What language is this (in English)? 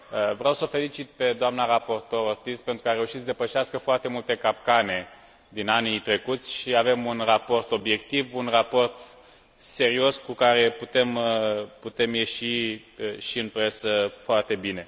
Romanian